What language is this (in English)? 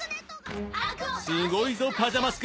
Japanese